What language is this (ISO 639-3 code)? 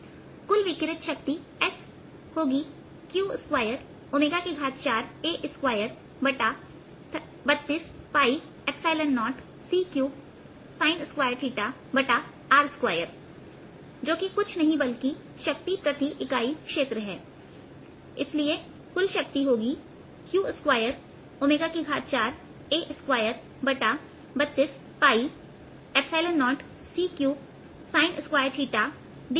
hin